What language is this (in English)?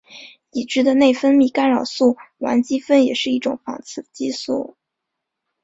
Chinese